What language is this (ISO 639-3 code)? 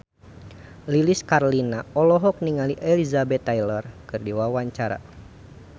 sun